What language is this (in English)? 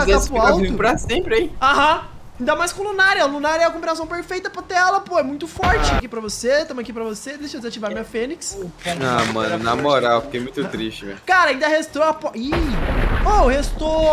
Portuguese